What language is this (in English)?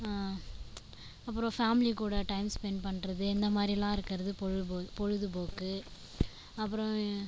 Tamil